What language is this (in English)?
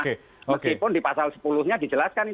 Indonesian